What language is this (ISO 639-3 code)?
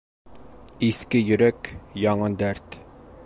bak